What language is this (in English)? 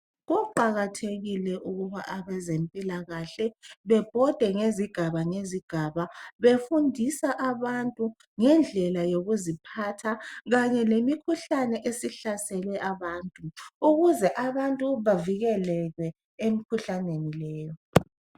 North Ndebele